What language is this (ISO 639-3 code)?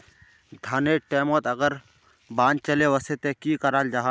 mag